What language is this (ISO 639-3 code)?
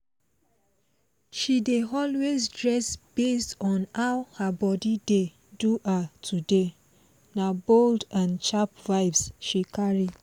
pcm